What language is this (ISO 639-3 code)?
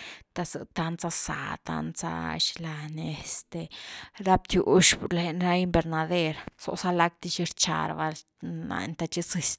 ztu